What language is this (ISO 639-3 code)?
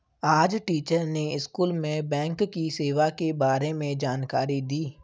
hin